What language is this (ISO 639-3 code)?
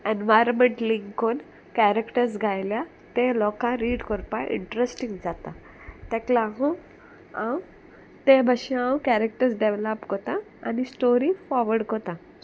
kok